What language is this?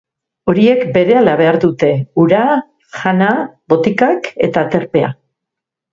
Basque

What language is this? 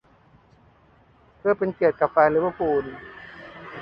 Thai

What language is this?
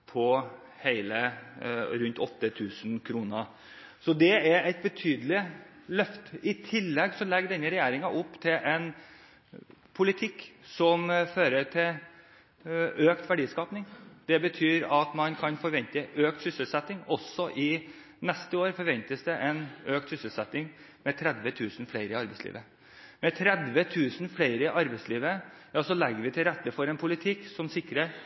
Norwegian Bokmål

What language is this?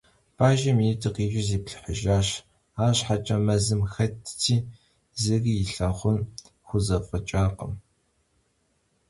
Kabardian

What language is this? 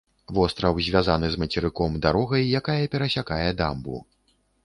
Belarusian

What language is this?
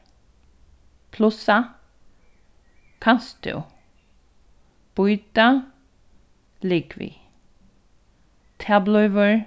Faroese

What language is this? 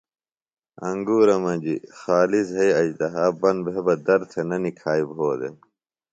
Phalura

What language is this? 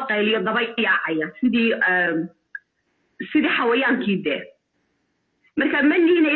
Arabic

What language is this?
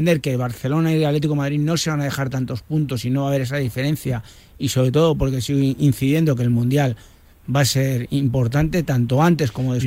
Spanish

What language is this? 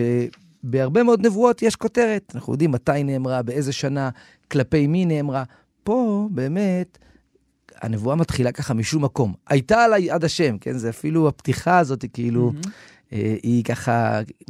Hebrew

